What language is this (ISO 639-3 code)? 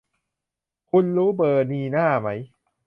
tha